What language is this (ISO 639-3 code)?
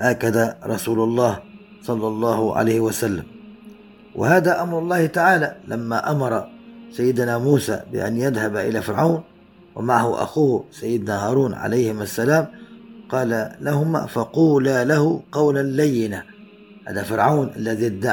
ara